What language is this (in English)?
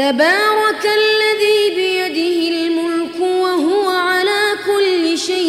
Arabic